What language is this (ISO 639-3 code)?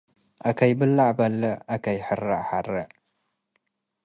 tig